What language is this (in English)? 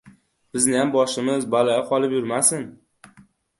Uzbek